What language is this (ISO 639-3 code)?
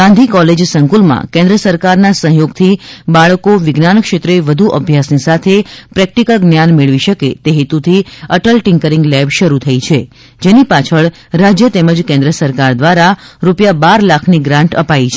guj